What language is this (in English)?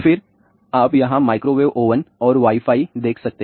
Hindi